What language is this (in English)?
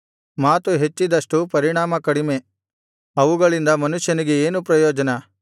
Kannada